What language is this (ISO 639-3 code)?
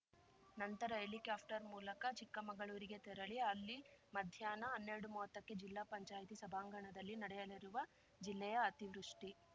kan